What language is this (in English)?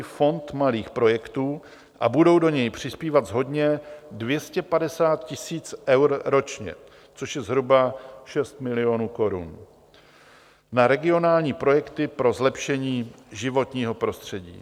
Czech